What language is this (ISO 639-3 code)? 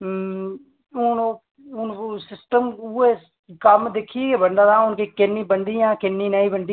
doi